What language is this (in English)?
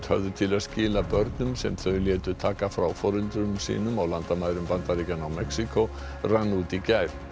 Icelandic